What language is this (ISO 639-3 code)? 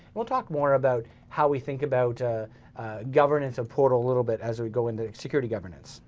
eng